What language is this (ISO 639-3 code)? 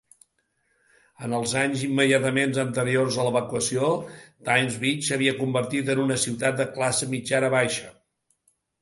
cat